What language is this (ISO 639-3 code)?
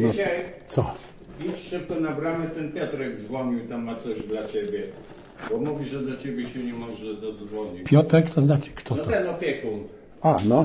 pol